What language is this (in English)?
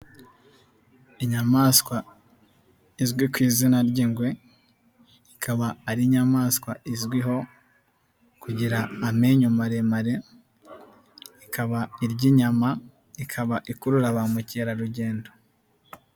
Kinyarwanda